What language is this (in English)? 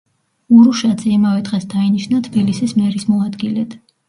Georgian